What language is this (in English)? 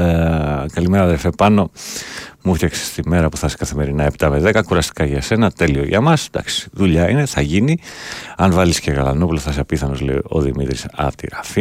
Greek